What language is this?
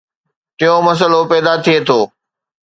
Sindhi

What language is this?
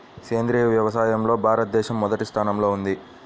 Telugu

